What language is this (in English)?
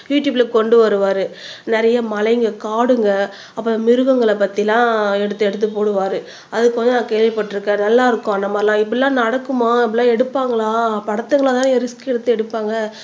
Tamil